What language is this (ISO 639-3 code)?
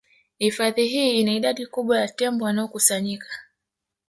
swa